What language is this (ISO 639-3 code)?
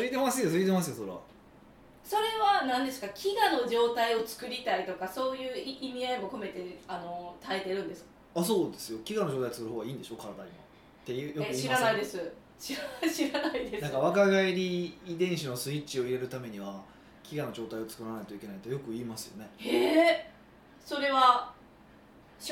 jpn